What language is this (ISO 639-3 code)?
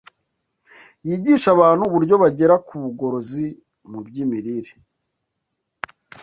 kin